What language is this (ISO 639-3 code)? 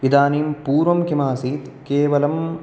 san